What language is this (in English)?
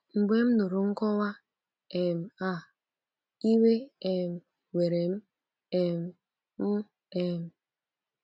Igbo